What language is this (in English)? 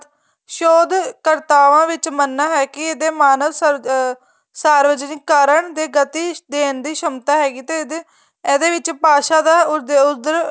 Punjabi